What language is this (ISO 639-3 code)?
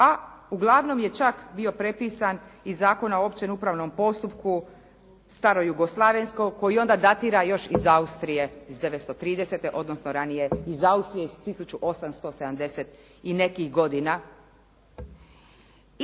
hrv